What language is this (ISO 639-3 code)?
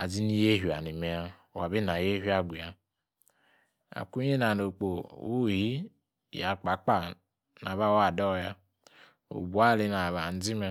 ekr